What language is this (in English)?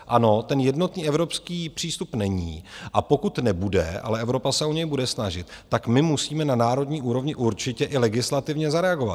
Czech